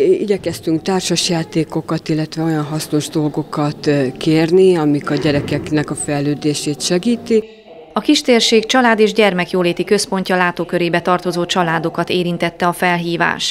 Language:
Hungarian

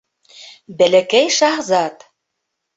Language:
Bashkir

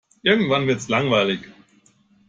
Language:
German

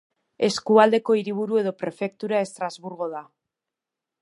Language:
Basque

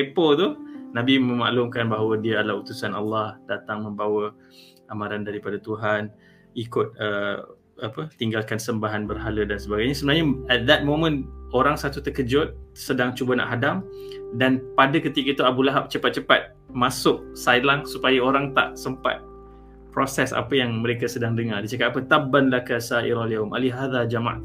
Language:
Malay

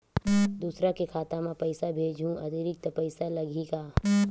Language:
Chhattisgarhi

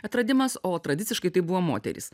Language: Lithuanian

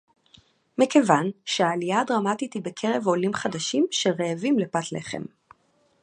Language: Hebrew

